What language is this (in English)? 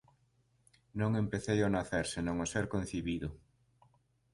Galician